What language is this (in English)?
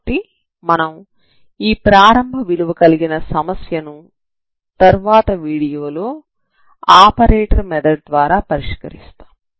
Telugu